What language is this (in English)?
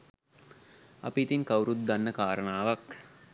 Sinhala